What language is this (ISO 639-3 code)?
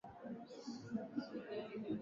swa